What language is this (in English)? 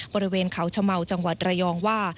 Thai